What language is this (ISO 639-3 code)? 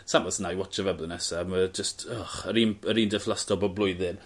cym